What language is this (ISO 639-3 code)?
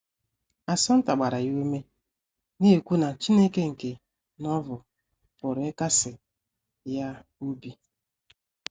ibo